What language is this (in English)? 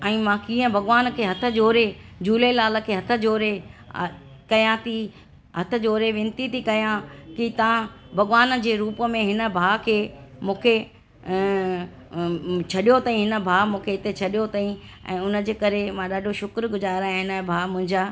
Sindhi